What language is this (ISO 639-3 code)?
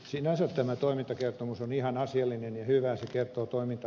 fin